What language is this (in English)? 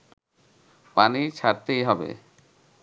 Bangla